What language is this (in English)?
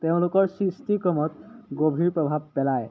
Assamese